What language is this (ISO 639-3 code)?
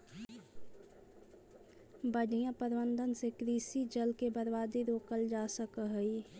mag